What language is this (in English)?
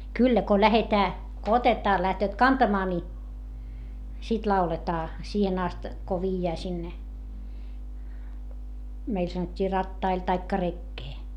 Finnish